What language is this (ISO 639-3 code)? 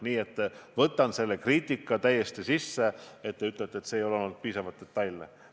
est